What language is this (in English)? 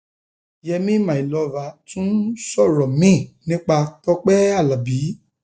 Yoruba